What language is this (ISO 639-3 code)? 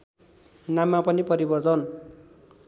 nep